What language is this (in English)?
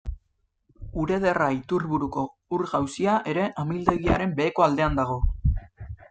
Basque